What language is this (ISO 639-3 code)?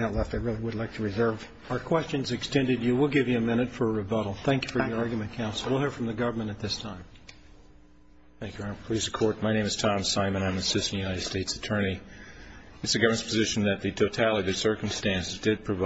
eng